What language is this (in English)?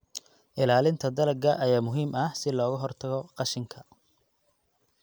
Somali